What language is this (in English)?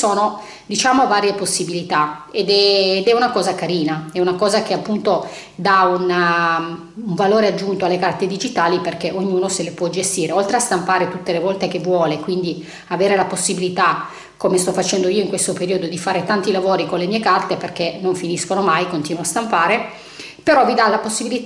Italian